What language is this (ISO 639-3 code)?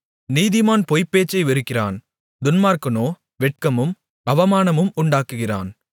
tam